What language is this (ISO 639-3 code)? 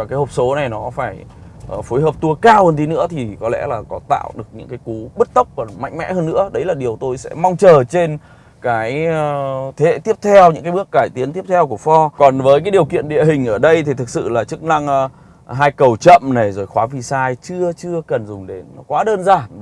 vie